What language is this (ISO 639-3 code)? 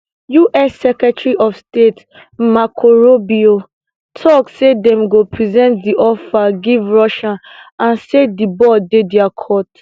pcm